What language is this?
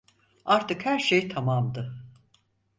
Turkish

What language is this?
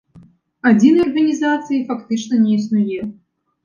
Belarusian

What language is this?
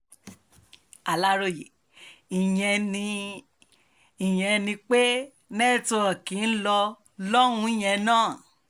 Yoruba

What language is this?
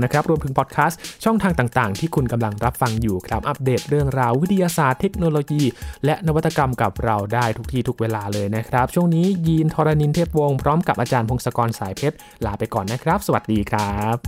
Thai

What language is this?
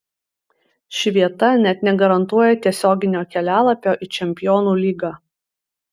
Lithuanian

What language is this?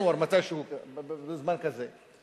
Hebrew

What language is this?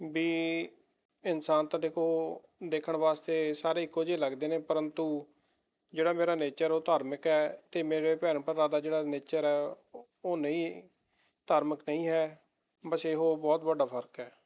Punjabi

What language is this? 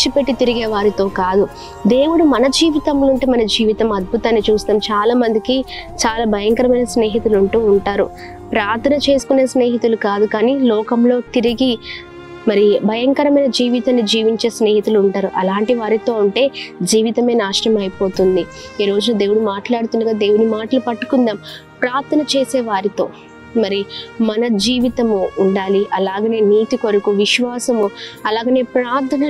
Telugu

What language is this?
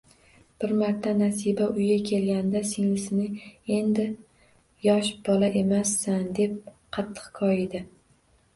Uzbek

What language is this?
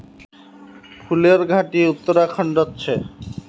Magahi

